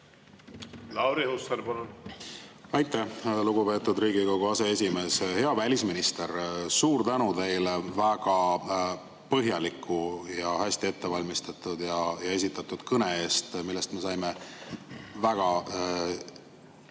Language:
Estonian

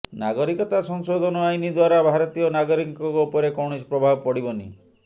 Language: Odia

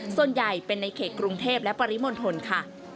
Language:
Thai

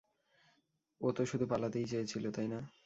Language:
Bangla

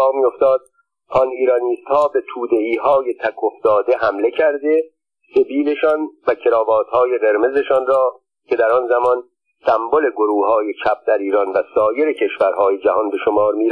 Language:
Persian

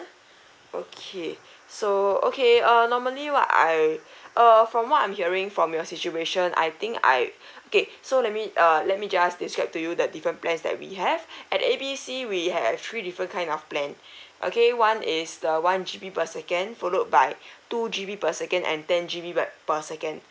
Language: English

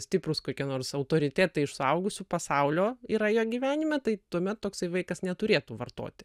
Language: Lithuanian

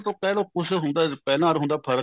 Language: Punjabi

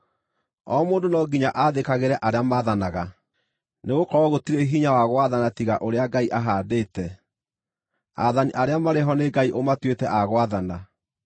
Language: Kikuyu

